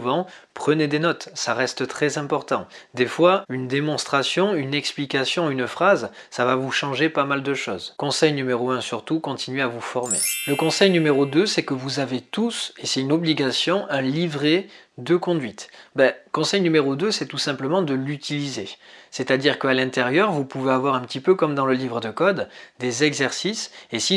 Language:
French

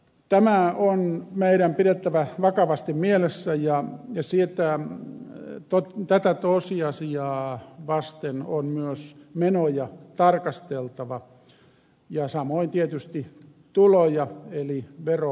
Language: Finnish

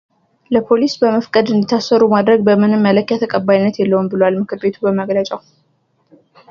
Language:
Amharic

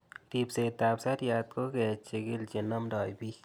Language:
Kalenjin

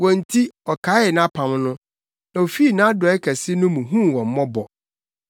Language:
Akan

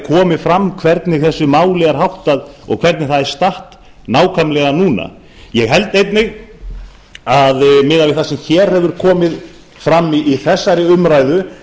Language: Icelandic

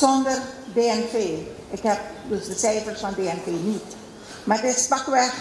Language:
Dutch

